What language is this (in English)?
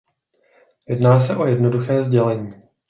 Czech